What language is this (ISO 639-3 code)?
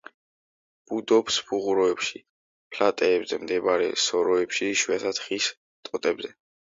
kat